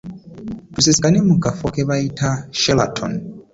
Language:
Ganda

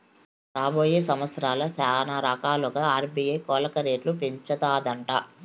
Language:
Telugu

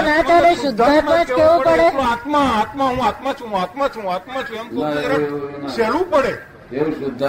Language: Gujarati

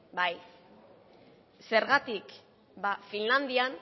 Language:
Basque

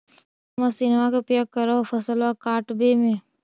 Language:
Magahi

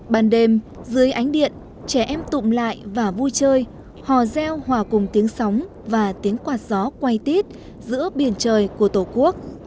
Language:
Vietnamese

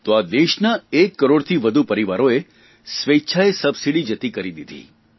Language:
Gujarati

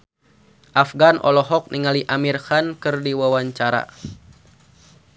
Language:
Sundanese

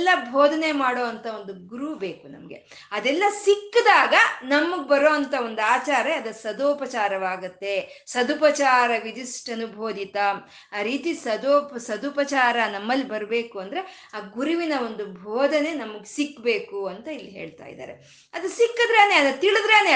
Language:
Kannada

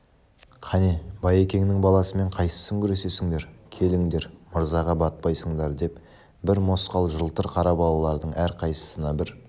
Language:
Kazakh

